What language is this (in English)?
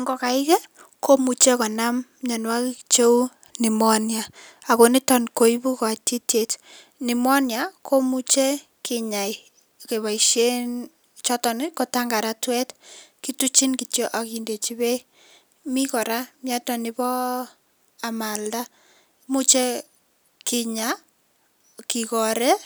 Kalenjin